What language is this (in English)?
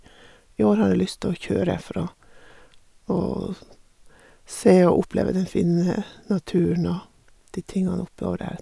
Norwegian